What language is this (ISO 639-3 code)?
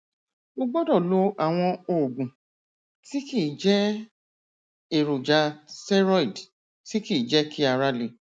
yor